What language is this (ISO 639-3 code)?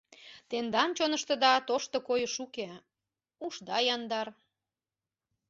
chm